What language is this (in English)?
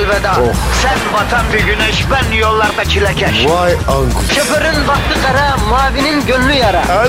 Turkish